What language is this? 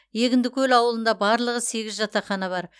Kazakh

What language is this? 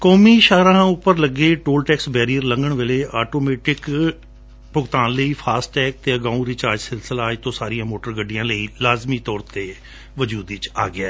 Punjabi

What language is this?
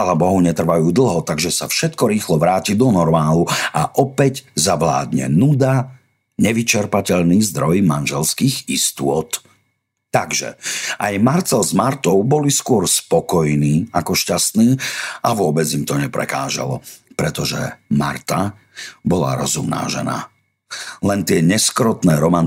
Slovak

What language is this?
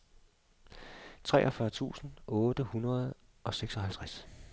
Danish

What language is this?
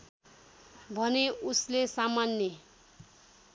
Nepali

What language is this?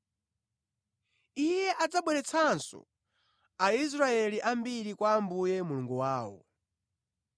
Nyanja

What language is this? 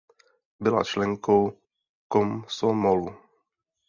Czech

